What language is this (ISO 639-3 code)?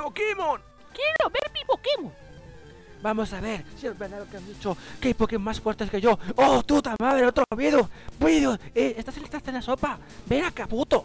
spa